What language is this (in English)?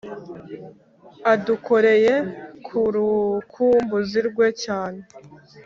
Kinyarwanda